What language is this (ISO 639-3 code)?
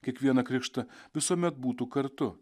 lit